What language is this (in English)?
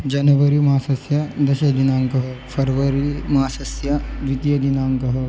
Sanskrit